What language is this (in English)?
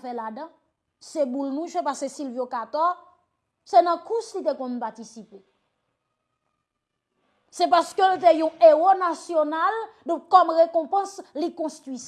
French